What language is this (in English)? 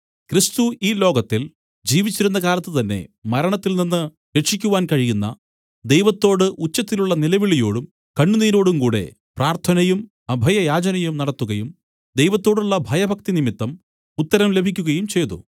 Malayalam